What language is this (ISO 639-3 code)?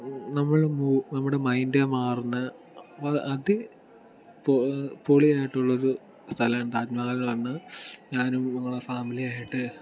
mal